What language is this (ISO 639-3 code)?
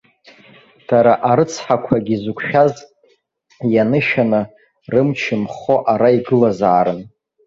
abk